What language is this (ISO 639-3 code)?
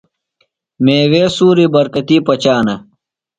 phl